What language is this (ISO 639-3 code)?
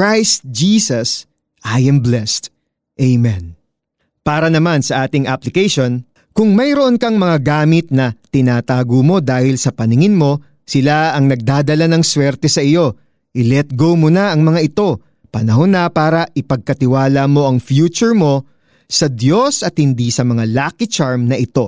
fil